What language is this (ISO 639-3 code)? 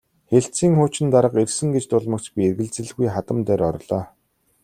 mon